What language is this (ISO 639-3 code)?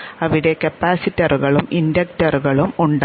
mal